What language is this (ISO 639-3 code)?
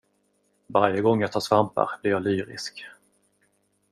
swe